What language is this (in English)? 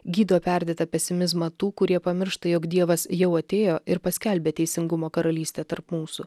Lithuanian